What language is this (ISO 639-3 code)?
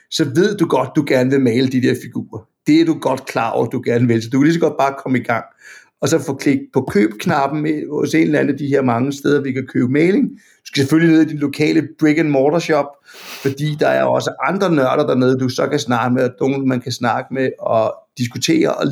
dan